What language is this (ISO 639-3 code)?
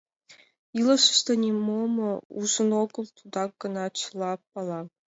chm